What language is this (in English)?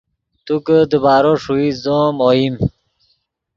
Yidgha